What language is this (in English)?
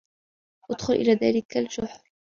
Arabic